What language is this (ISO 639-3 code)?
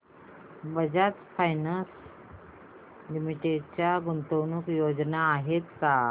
mar